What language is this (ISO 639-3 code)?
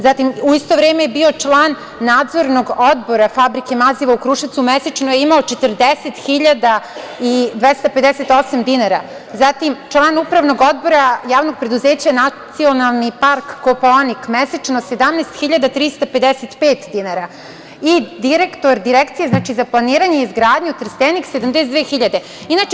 srp